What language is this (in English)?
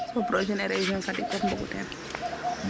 Serer